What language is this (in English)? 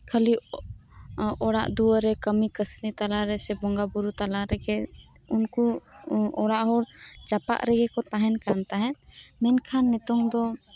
Santali